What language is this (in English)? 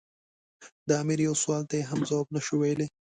Pashto